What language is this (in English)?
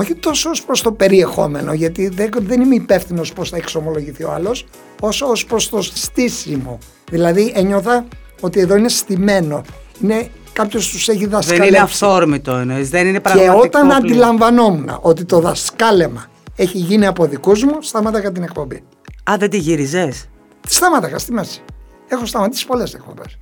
Greek